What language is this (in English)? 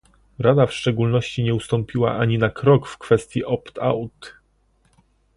Polish